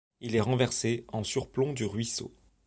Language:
French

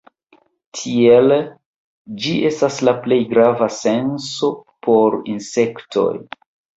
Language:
Esperanto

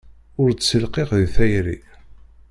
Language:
Kabyle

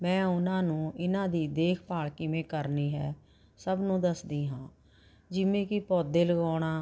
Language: Punjabi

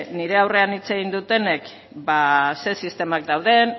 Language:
Basque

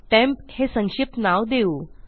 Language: Marathi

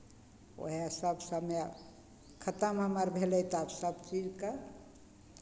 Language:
Maithili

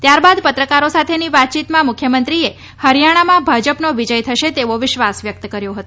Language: Gujarati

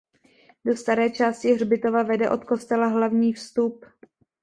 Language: Czech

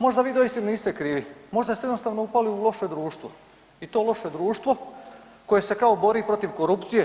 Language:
Croatian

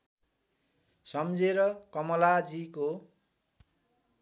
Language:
Nepali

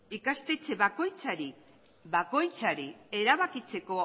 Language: Basque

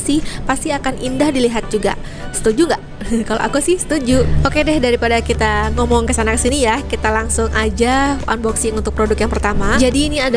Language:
Indonesian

